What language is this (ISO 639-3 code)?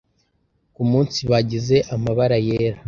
kin